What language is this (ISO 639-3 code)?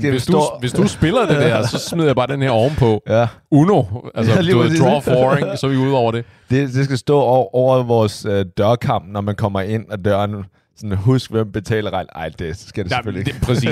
dan